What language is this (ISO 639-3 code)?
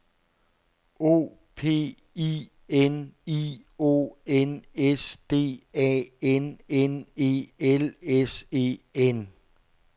dan